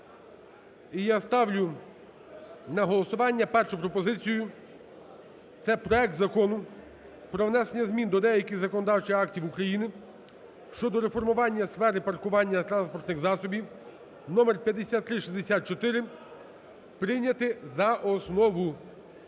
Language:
Ukrainian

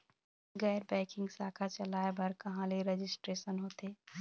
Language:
Chhattisgarhi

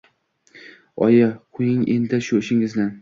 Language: Uzbek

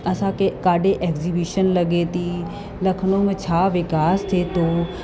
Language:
Sindhi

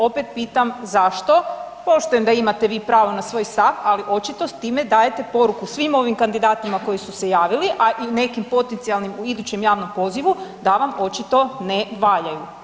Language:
Croatian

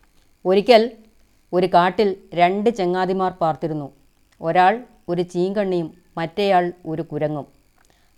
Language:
Malayalam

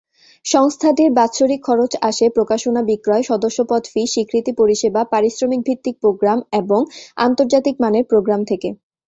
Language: Bangla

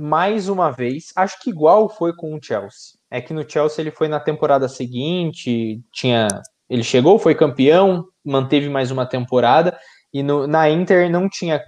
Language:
Portuguese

